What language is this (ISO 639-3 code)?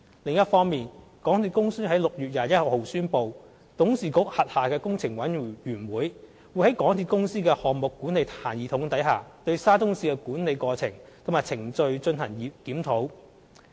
yue